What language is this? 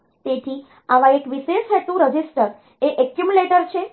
Gujarati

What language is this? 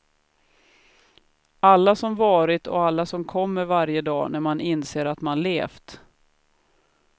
Swedish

